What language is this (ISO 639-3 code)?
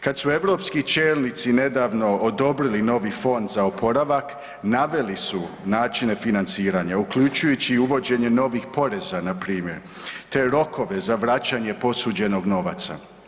hrv